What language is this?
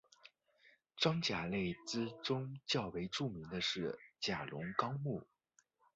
Chinese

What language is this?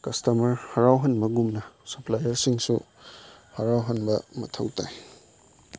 Manipuri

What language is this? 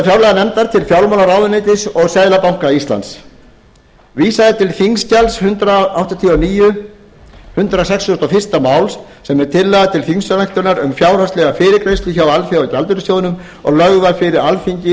Icelandic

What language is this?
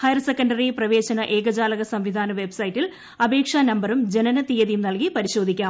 Malayalam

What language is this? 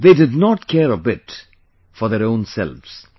English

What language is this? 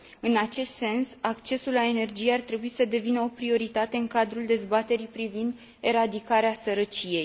Romanian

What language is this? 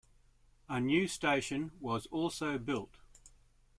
English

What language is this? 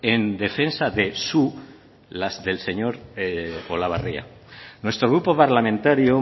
Spanish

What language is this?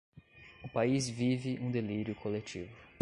Portuguese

